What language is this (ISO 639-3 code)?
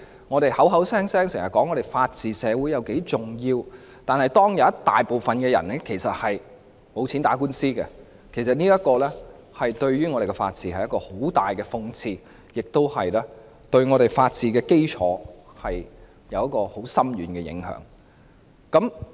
yue